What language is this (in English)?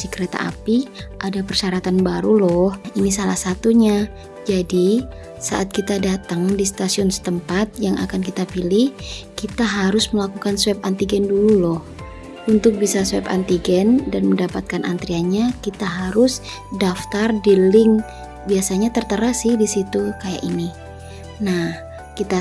Indonesian